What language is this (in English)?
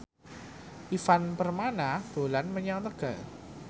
Javanese